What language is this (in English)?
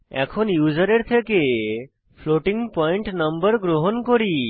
Bangla